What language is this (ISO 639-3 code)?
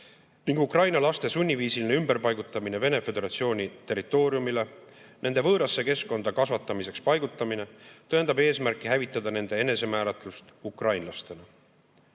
est